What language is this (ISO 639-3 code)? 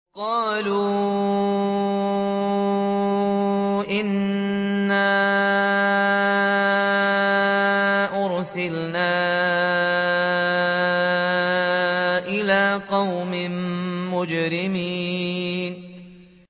ara